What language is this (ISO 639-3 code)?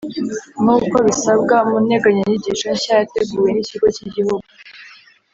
kin